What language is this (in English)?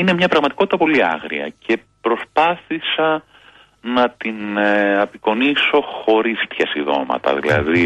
Greek